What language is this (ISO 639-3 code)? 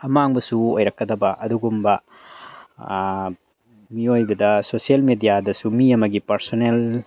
mni